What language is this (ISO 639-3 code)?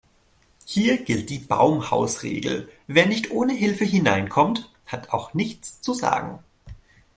deu